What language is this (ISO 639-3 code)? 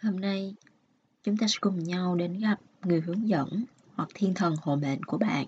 vie